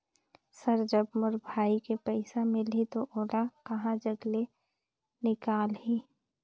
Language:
Chhattisgarhi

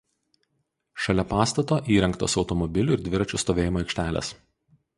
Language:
Lithuanian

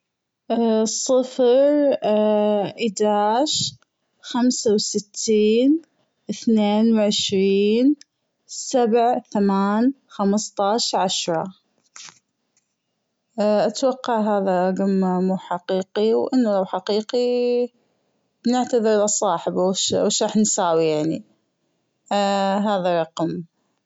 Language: Gulf Arabic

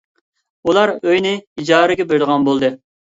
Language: Uyghur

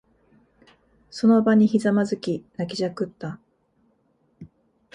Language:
Japanese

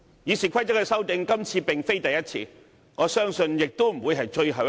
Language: Cantonese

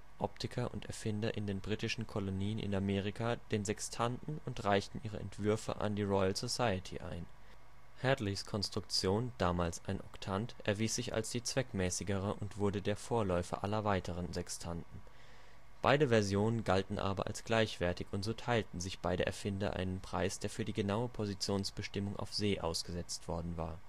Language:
German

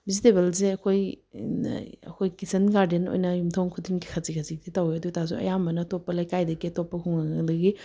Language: Manipuri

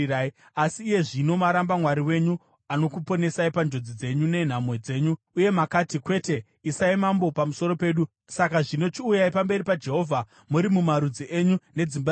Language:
Shona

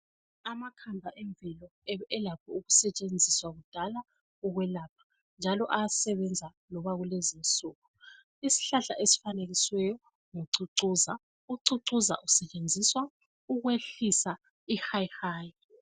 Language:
North Ndebele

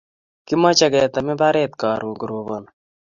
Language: Kalenjin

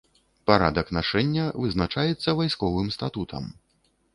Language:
Belarusian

